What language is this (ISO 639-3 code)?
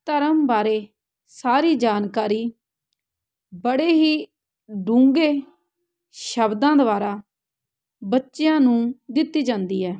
pan